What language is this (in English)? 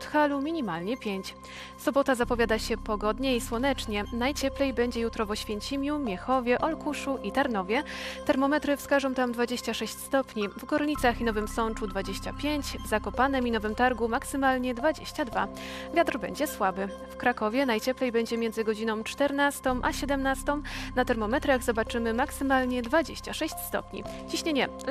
Polish